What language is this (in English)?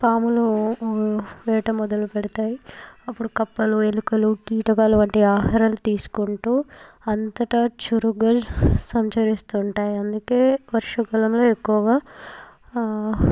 Telugu